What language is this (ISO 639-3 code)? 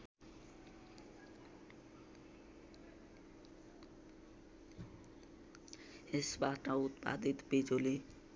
nep